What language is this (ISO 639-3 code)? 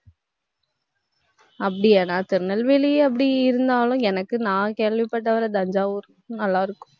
tam